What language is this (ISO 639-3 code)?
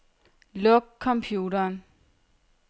dan